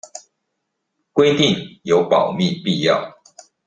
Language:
Chinese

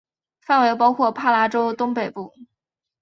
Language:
Chinese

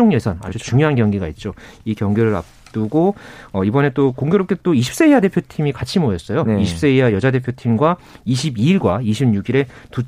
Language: Korean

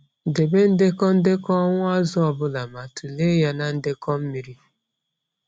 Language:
Igbo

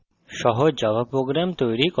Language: Bangla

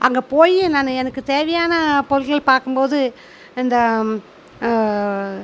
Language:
Tamil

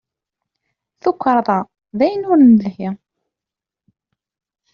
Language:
Kabyle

